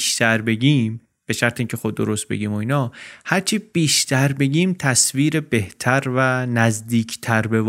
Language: Persian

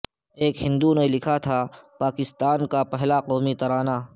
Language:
Urdu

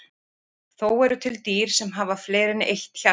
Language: Icelandic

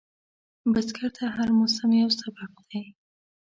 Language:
Pashto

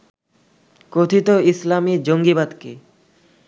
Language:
Bangla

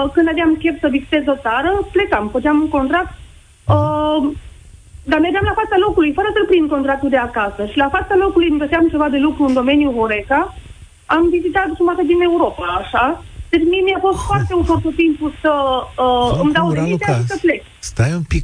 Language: Romanian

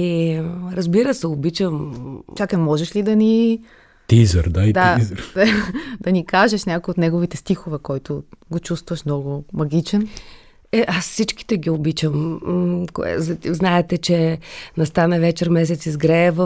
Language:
Bulgarian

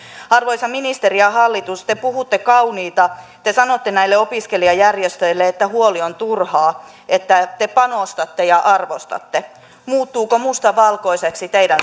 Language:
Finnish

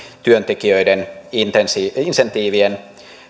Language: Finnish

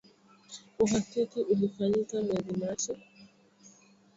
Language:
Swahili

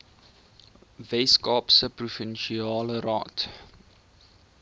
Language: Afrikaans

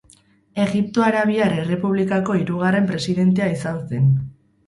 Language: Basque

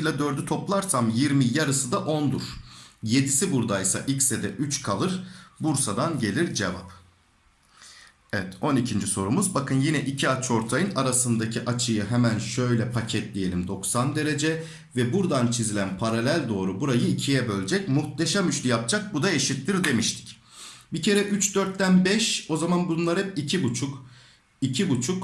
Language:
Turkish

